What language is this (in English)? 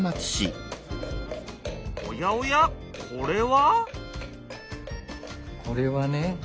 Japanese